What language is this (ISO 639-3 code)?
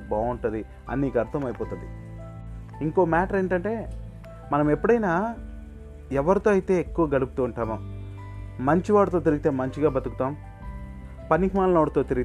tel